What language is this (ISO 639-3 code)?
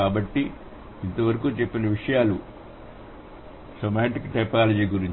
tel